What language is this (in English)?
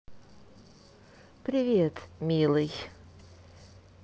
Russian